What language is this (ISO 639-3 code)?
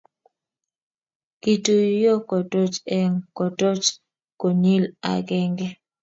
kln